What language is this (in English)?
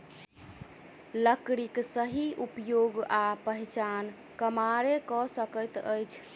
Maithili